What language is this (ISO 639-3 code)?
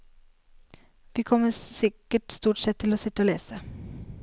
nor